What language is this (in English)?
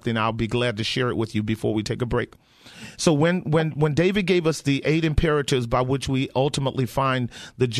English